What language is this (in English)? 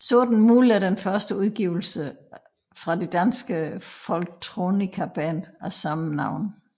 Danish